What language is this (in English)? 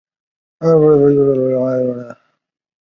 Chinese